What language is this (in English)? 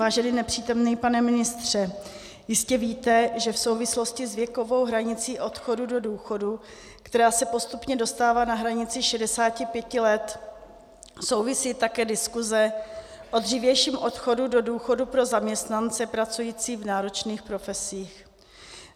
Czech